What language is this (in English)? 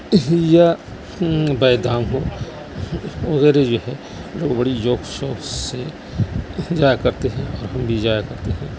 Urdu